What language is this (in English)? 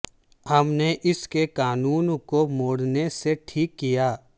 Urdu